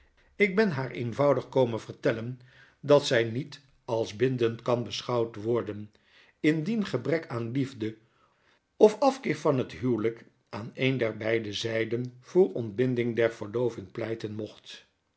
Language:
Dutch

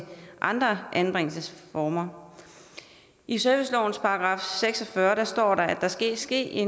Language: Danish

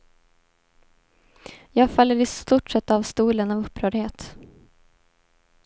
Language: Swedish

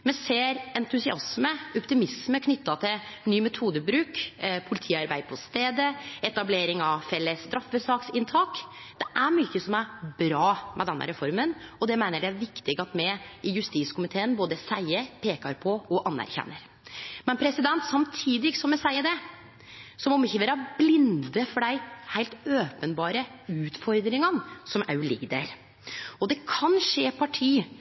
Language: Norwegian Nynorsk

